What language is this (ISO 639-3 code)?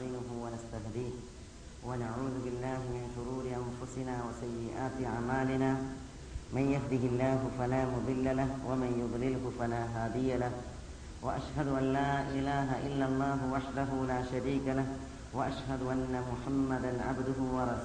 mal